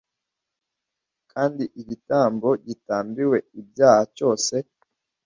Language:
Kinyarwanda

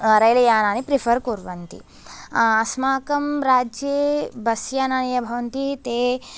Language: Sanskrit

